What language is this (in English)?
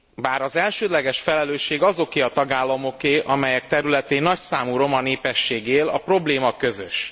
Hungarian